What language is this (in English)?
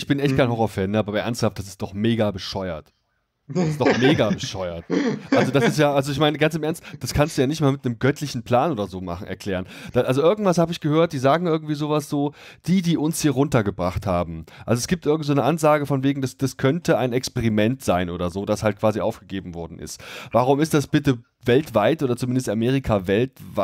German